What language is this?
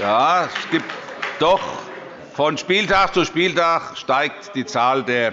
German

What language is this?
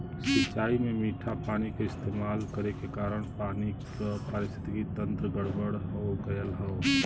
Bhojpuri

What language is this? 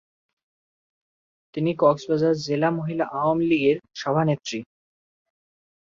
Bangla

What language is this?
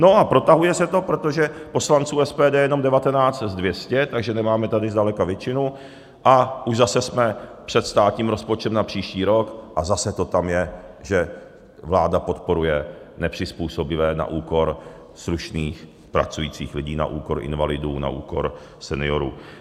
Czech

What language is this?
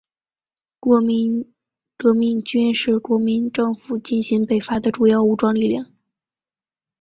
Chinese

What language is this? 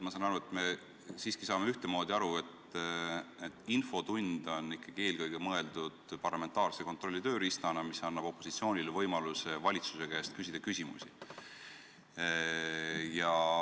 Estonian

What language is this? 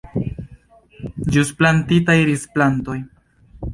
Esperanto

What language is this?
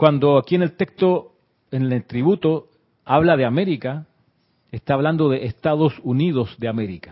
Spanish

